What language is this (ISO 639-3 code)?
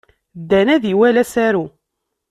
kab